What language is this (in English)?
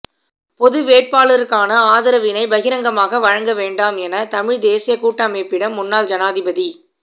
Tamil